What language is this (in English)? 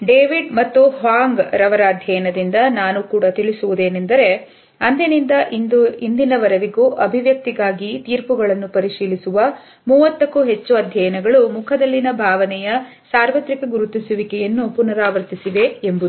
Kannada